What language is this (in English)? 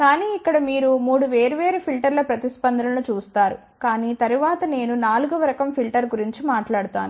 Telugu